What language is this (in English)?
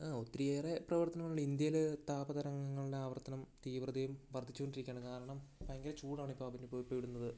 Malayalam